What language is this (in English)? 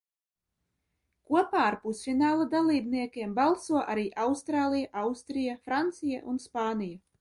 Latvian